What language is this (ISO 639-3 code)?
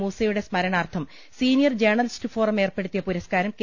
mal